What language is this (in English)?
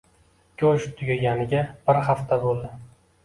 Uzbek